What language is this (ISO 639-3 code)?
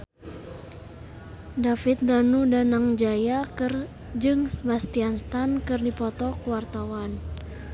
sun